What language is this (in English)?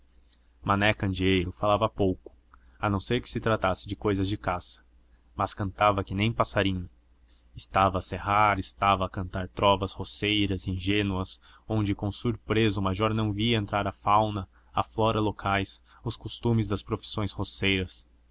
Portuguese